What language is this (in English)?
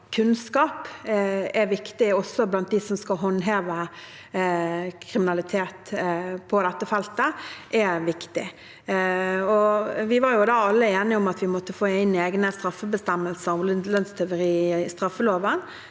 Norwegian